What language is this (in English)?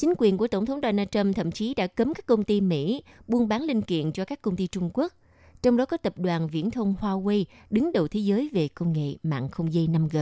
Vietnamese